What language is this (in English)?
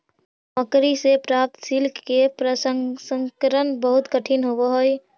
Magahi